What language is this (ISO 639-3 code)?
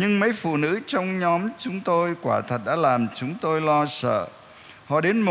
vie